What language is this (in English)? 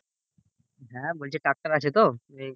Bangla